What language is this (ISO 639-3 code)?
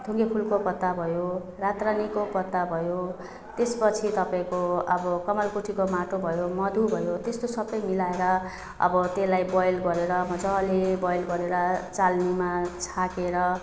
nep